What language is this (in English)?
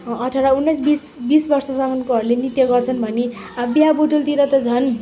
Nepali